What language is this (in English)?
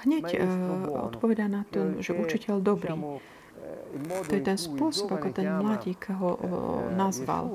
Slovak